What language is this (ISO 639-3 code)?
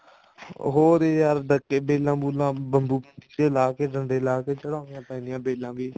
pan